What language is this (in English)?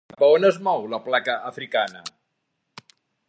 Catalan